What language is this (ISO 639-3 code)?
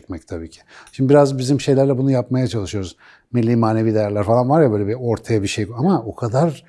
tur